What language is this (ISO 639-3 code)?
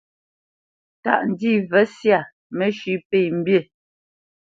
bce